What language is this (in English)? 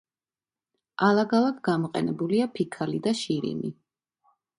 Georgian